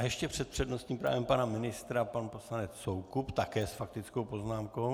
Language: Czech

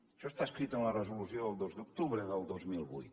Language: Catalan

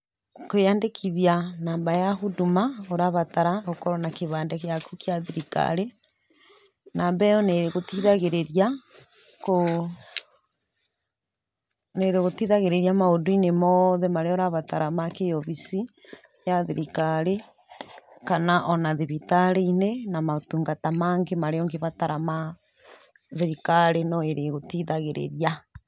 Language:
Kikuyu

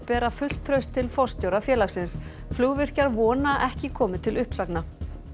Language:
Icelandic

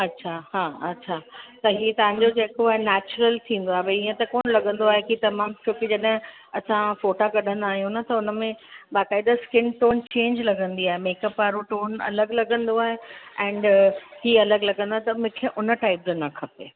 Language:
Sindhi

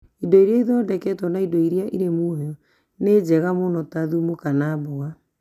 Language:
Kikuyu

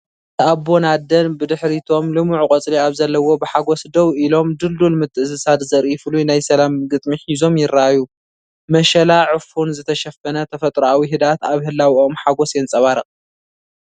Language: Tigrinya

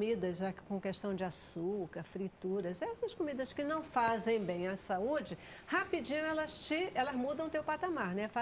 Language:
Portuguese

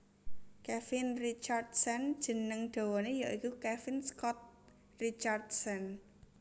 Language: Javanese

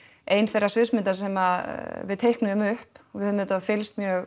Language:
Icelandic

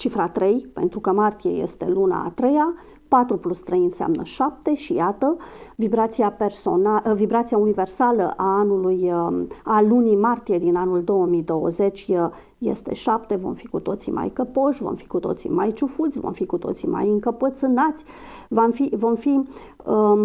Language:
Romanian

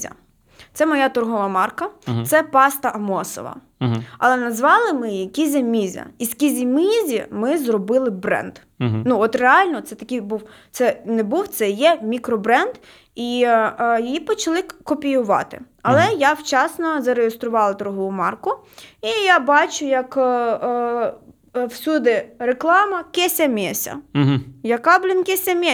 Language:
Ukrainian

